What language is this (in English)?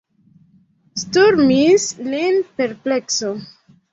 Esperanto